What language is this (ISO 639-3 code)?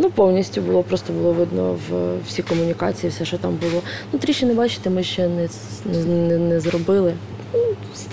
ukr